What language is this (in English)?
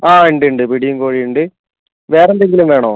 Malayalam